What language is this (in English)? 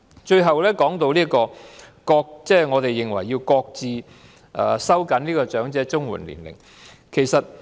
Cantonese